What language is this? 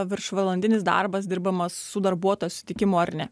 Lithuanian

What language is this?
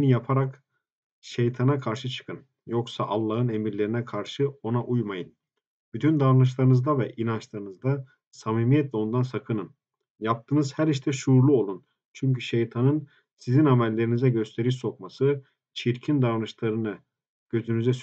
Turkish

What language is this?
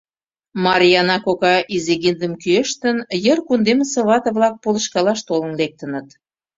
Mari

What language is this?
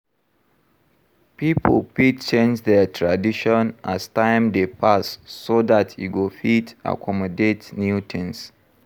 Nigerian Pidgin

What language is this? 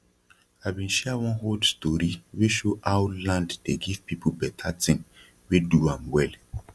Nigerian Pidgin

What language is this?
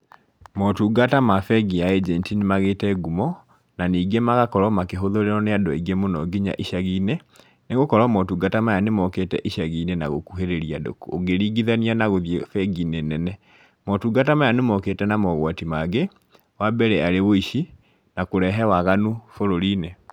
Kikuyu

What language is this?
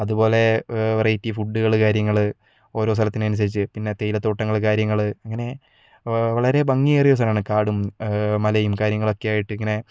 Malayalam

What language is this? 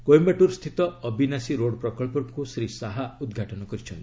Odia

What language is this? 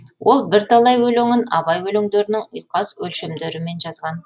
Kazakh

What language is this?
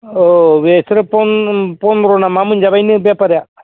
Bodo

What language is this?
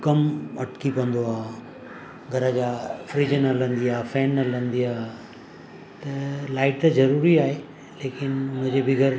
Sindhi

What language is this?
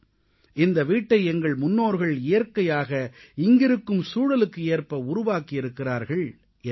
Tamil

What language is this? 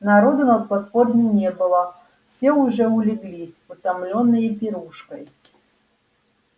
Russian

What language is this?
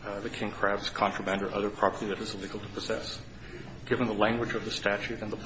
English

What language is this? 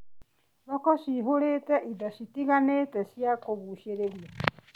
Kikuyu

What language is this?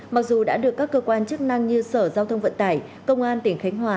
Vietnamese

